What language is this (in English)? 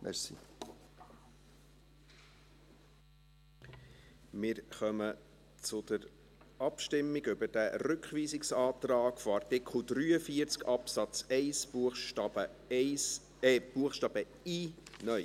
Swiss German